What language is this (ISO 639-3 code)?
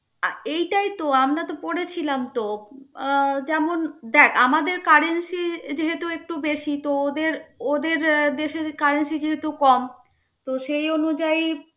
ben